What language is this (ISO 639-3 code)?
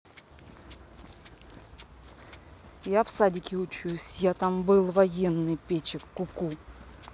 rus